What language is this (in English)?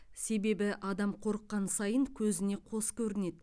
Kazakh